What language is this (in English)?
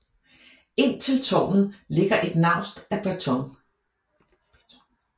Danish